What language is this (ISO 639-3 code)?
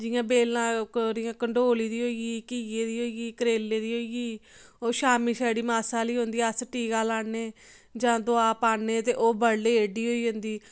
doi